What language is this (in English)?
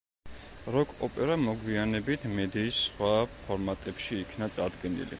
Georgian